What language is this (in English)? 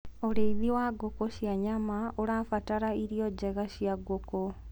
Kikuyu